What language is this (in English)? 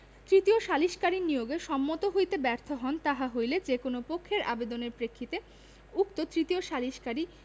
Bangla